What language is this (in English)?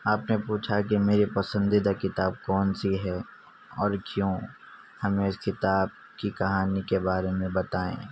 Urdu